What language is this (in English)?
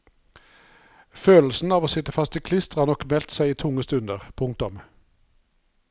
Norwegian